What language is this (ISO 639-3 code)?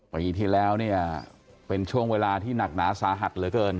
tha